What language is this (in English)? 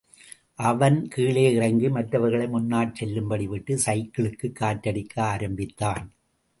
Tamil